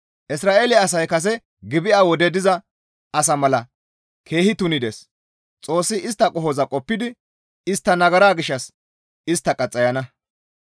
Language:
Gamo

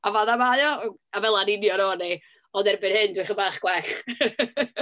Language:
Welsh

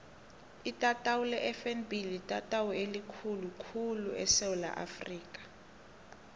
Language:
South Ndebele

